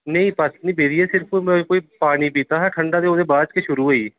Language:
Dogri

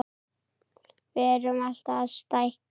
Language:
Icelandic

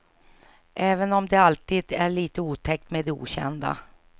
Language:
Swedish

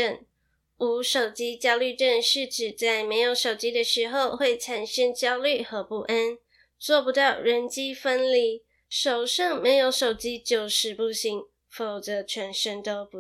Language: Chinese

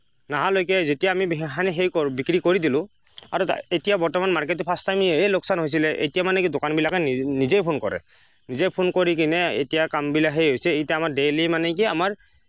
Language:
Assamese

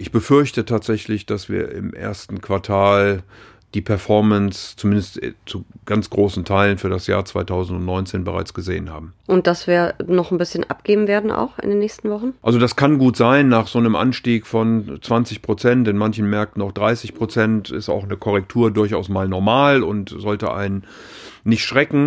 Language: German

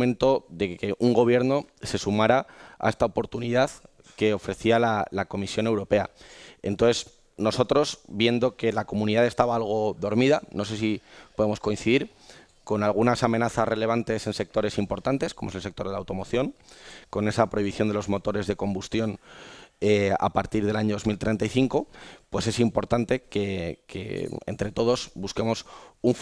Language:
Spanish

